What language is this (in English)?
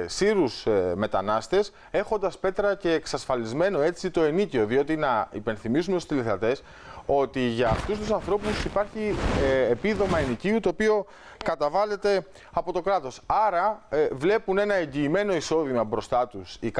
Greek